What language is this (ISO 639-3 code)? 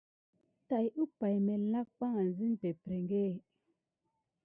gid